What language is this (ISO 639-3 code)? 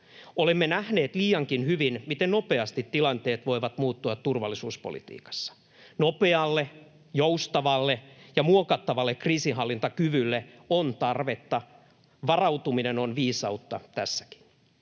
fin